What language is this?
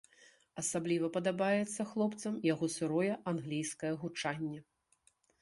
Belarusian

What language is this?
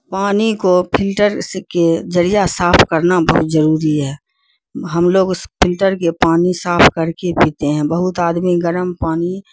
Urdu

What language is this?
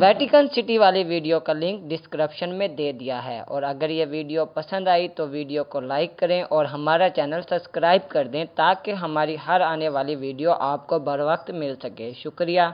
Hindi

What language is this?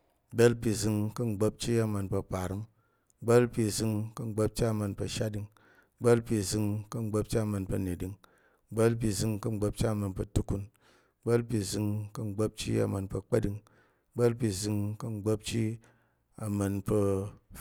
Tarok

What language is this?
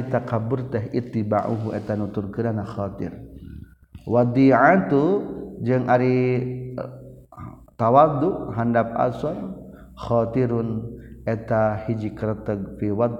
Malay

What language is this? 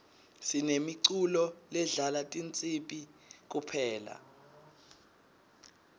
Swati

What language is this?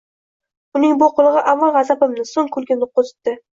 Uzbek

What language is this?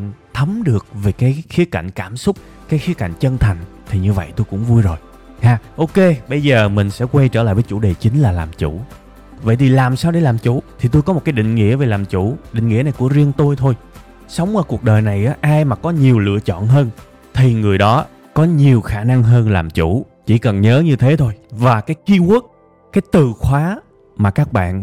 Vietnamese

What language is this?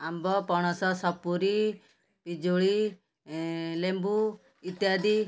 Odia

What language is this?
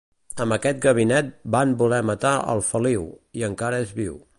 Catalan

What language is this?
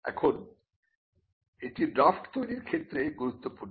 Bangla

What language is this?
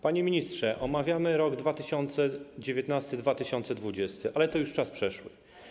Polish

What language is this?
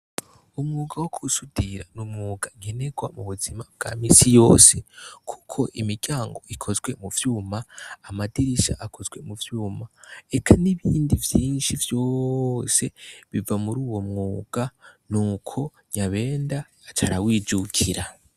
Rundi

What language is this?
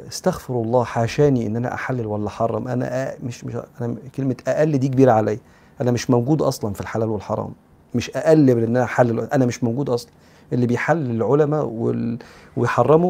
Arabic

